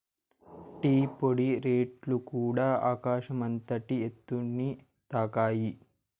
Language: Telugu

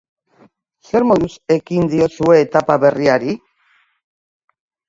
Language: Basque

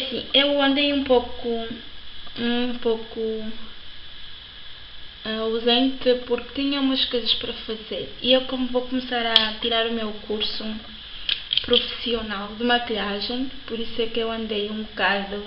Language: Portuguese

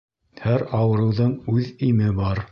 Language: Bashkir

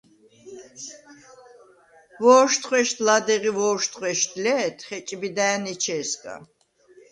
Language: Svan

